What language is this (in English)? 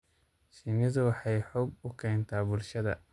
Somali